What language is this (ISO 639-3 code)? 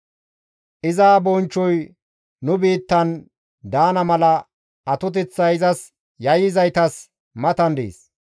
gmv